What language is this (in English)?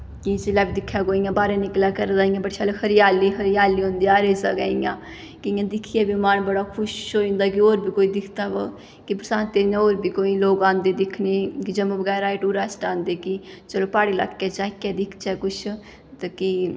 Dogri